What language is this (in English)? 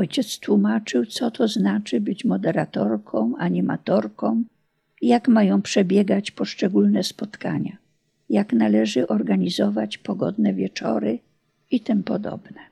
Polish